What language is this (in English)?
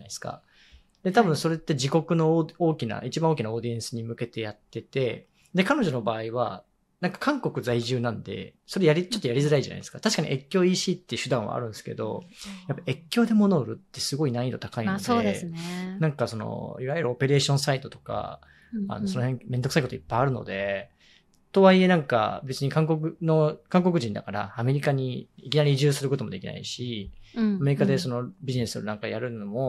Japanese